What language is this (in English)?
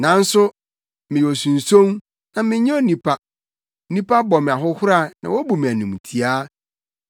Akan